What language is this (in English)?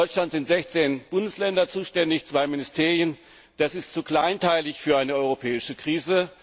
German